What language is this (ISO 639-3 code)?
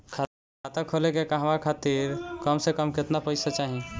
bho